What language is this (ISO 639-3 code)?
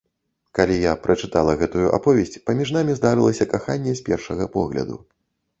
bel